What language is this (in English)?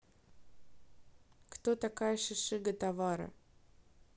Russian